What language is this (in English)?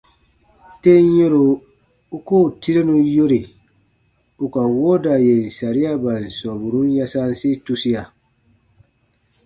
Baatonum